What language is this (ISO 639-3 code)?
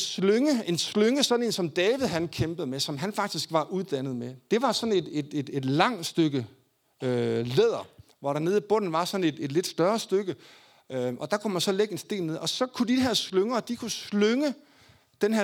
dan